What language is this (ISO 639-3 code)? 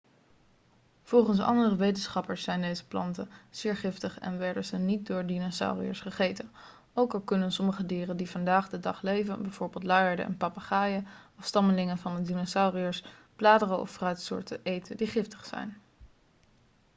nld